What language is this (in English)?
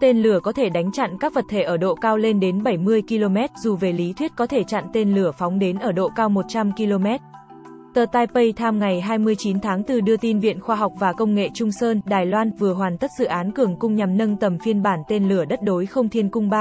Vietnamese